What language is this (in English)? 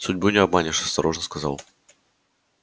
Russian